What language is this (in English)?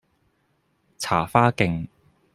Cantonese